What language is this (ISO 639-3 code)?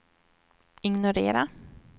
swe